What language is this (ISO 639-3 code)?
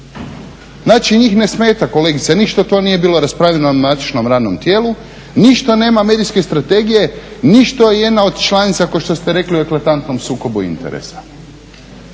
hrv